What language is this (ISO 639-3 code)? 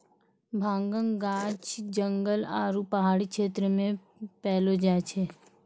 mai